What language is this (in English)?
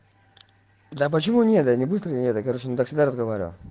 Russian